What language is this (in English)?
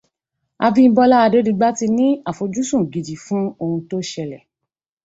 Yoruba